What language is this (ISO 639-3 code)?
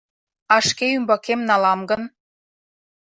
chm